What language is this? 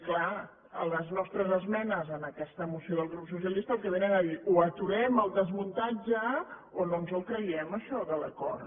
Catalan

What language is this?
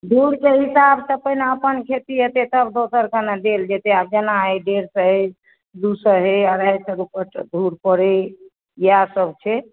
Maithili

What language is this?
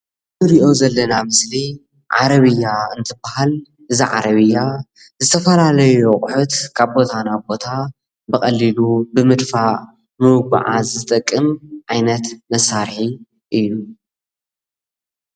Tigrinya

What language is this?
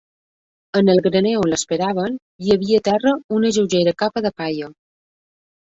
Catalan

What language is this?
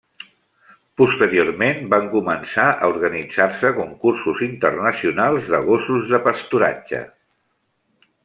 Catalan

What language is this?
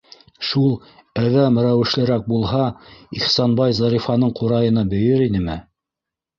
Bashkir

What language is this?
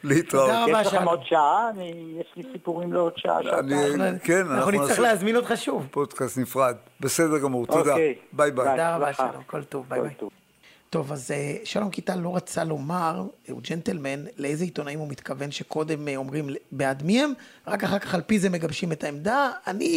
Hebrew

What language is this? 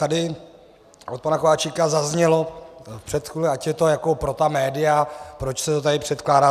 Czech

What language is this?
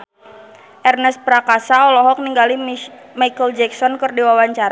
Sundanese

